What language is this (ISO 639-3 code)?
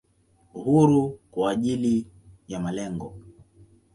swa